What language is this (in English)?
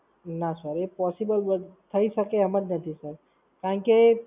Gujarati